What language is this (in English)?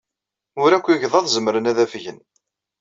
Kabyle